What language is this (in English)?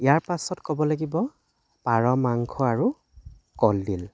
Assamese